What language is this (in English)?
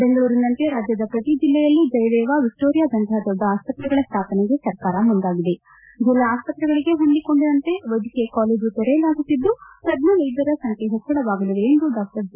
Kannada